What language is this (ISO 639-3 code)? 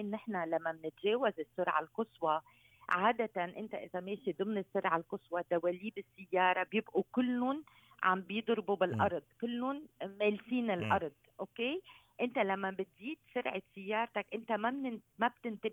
ara